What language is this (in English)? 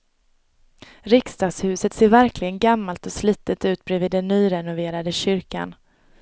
Swedish